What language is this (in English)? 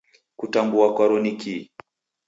Taita